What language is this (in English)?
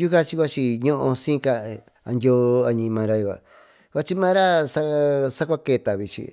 Tututepec Mixtec